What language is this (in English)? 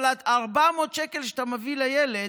Hebrew